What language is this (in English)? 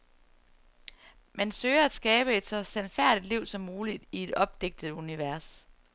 Danish